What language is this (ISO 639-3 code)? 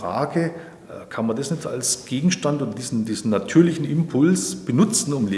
deu